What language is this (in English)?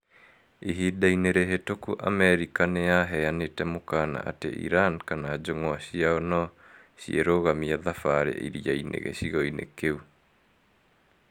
Kikuyu